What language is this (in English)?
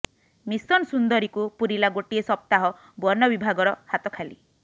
Odia